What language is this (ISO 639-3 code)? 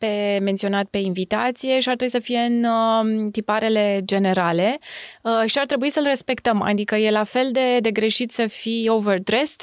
ron